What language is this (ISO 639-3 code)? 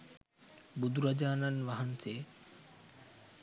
sin